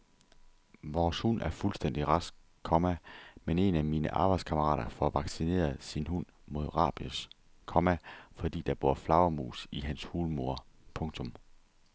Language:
Danish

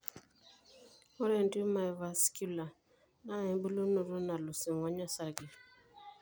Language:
Masai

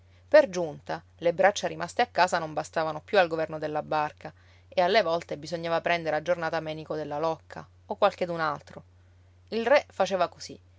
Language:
Italian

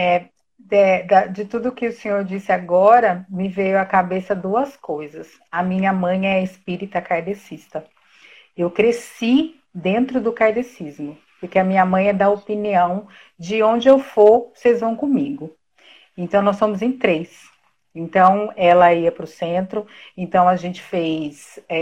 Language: Portuguese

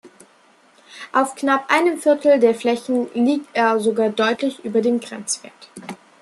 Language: German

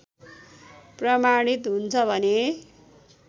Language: Nepali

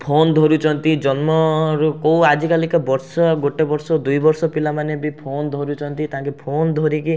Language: Odia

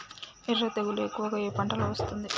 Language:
Telugu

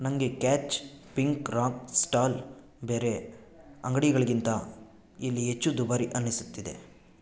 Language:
Kannada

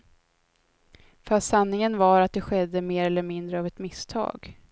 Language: Swedish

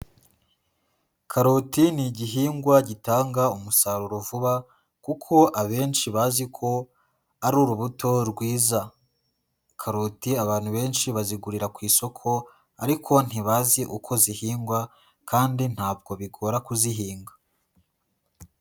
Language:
Kinyarwanda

